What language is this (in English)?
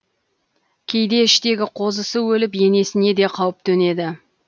Kazakh